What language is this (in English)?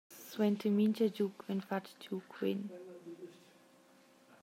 Romansh